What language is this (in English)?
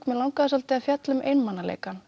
Icelandic